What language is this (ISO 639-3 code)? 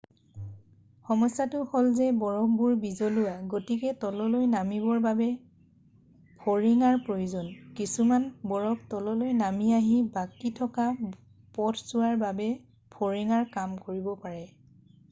asm